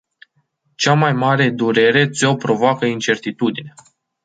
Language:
Romanian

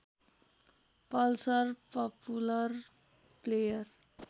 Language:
Nepali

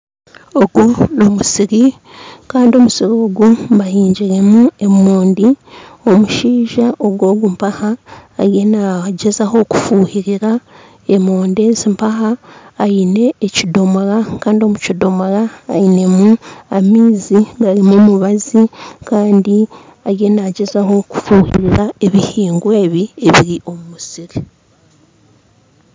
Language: Nyankole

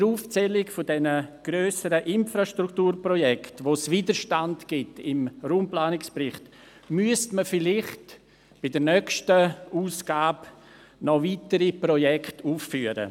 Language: Swiss German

